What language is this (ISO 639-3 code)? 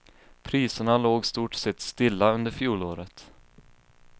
swe